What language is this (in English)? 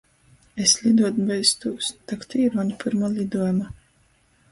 Latgalian